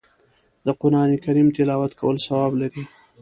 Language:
Pashto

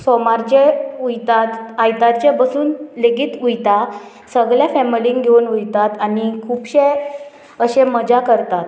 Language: Konkani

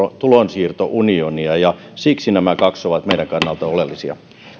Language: Finnish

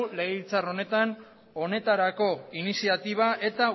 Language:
Basque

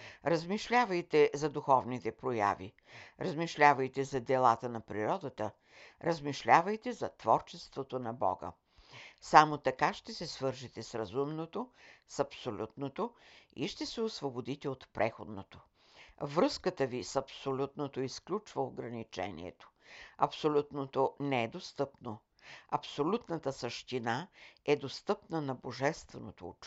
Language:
Bulgarian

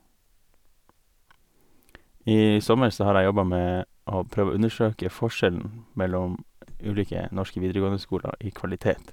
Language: Norwegian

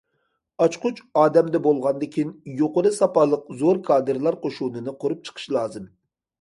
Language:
Uyghur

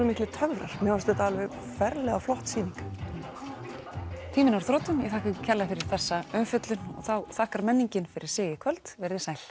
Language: Icelandic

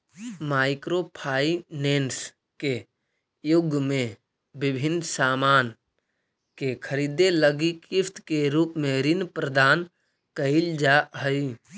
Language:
Magahi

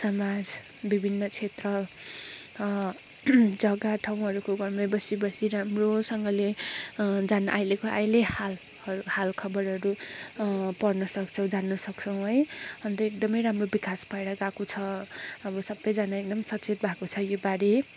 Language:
Nepali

